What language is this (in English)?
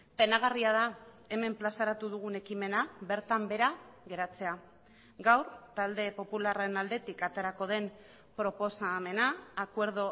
Basque